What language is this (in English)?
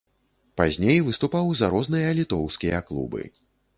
Belarusian